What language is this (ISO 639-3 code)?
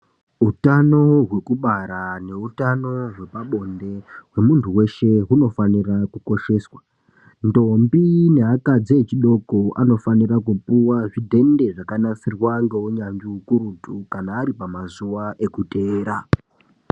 ndc